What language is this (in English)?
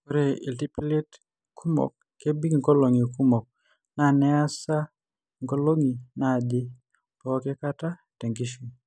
Masai